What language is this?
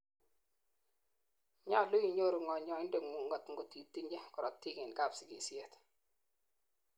Kalenjin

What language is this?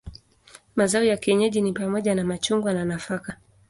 Swahili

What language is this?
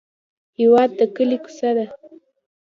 Pashto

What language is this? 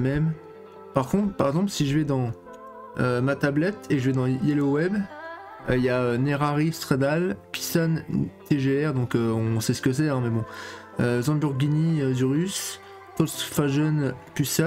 French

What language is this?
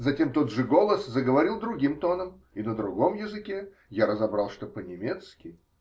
Russian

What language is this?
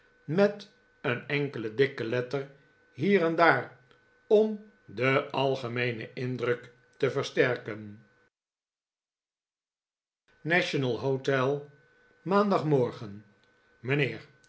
Dutch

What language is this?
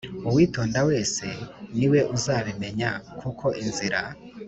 Kinyarwanda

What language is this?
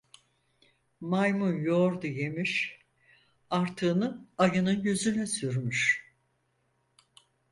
Turkish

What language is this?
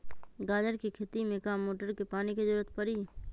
Magahi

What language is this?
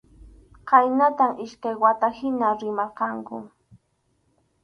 Arequipa-La Unión Quechua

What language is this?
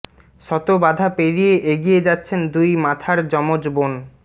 Bangla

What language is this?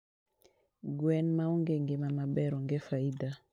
Luo (Kenya and Tanzania)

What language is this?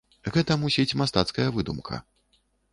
Belarusian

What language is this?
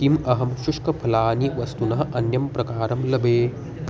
Sanskrit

